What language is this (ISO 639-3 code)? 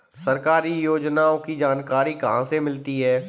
hin